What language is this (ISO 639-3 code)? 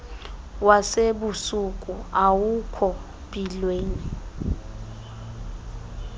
xho